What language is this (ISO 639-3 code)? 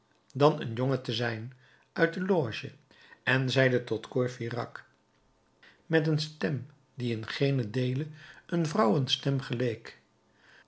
nld